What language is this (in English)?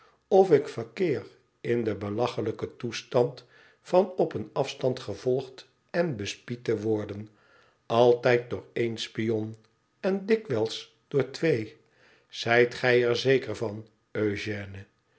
Dutch